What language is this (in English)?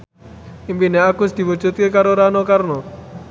Javanese